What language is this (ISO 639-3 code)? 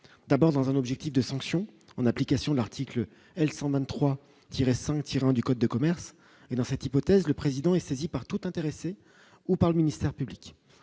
fra